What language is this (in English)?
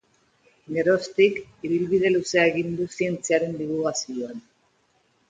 Basque